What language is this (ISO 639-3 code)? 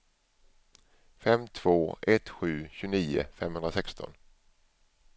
swe